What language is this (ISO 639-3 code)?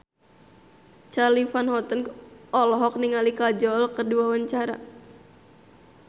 sun